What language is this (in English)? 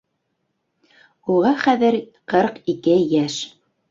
Bashkir